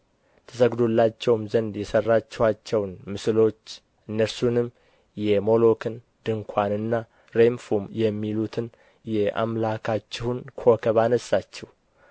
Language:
Amharic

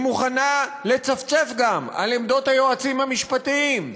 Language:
Hebrew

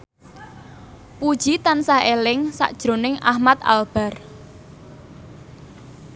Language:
Javanese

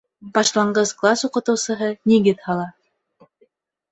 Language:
Bashkir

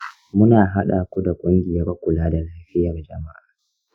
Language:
Hausa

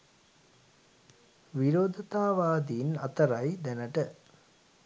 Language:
Sinhala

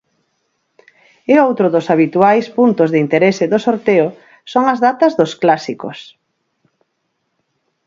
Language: Galician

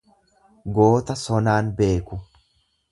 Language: Oromo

